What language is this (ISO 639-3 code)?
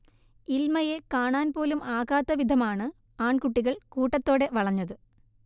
mal